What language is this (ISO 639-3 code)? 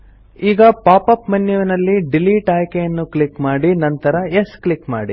kan